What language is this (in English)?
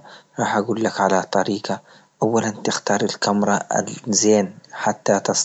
Libyan Arabic